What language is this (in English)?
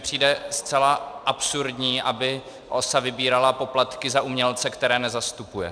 Czech